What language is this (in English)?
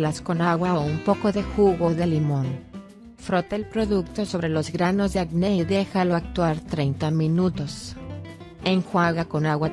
Spanish